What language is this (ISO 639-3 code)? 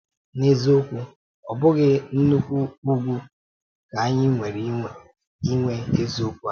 ibo